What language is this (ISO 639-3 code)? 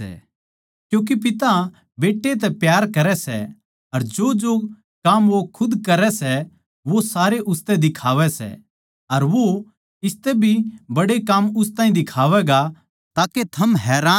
bgc